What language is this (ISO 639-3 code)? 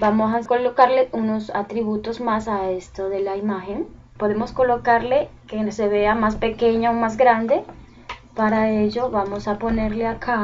spa